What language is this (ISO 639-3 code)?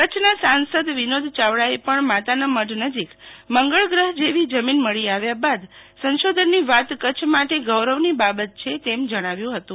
guj